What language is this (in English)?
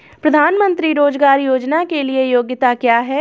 Hindi